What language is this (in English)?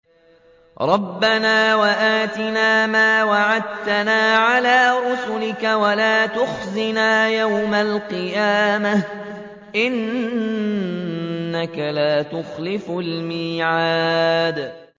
Arabic